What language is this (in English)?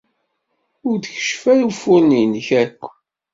Kabyle